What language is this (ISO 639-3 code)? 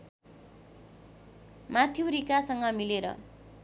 nep